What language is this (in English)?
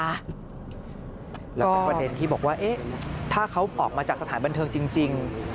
Thai